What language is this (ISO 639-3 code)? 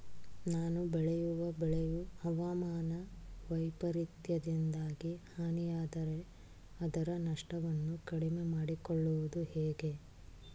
kan